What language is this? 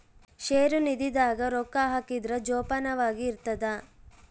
Kannada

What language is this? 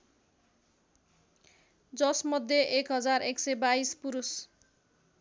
Nepali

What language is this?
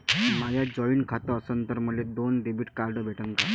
Marathi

